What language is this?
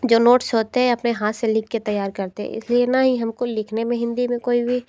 Hindi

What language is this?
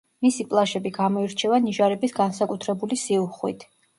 Georgian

